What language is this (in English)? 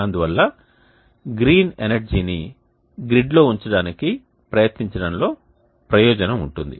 Telugu